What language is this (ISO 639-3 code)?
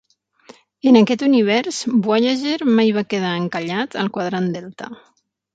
cat